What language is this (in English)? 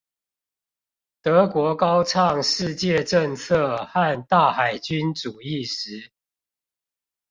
Chinese